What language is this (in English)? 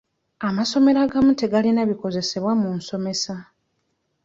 Ganda